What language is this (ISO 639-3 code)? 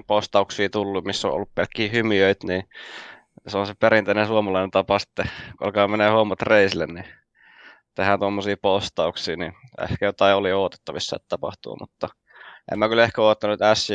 fin